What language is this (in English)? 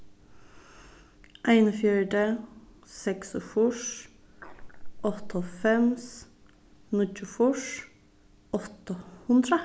Faroese